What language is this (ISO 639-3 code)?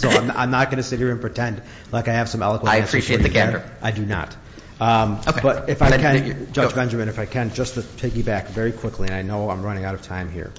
eng